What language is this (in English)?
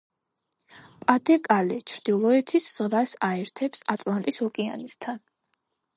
Georgian